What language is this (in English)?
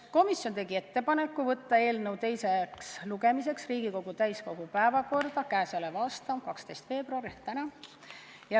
Estonian